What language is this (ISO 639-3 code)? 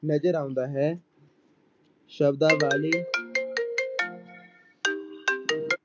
pan